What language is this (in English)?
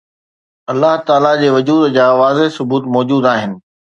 Sindhi